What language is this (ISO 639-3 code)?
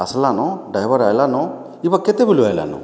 ori